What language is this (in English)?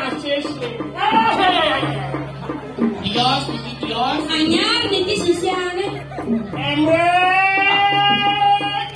Indonesian